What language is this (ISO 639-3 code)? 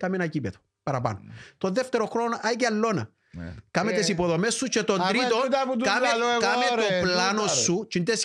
ell